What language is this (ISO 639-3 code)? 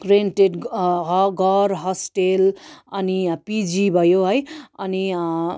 nep